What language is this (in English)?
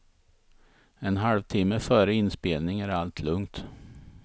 Swedish